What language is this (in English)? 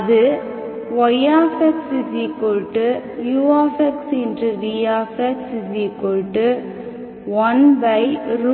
Tamil